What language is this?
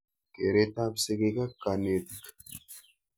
Kalenjin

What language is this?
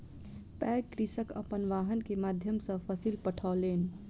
Maithili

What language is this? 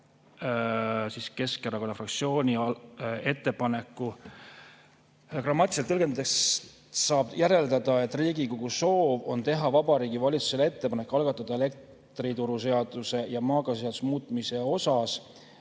Estonian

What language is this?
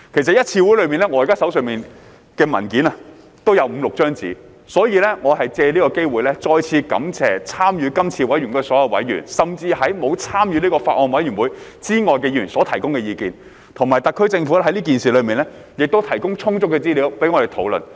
Cantonese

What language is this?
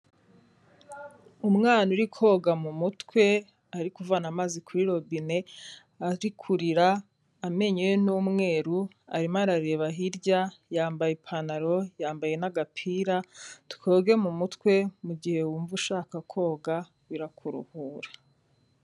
Kinyarwanda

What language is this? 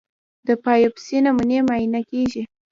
Pashto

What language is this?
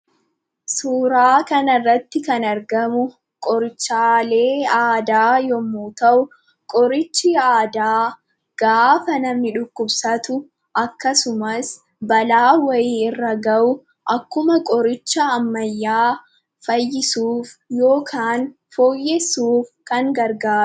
Oromo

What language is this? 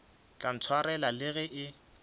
Northern Sotho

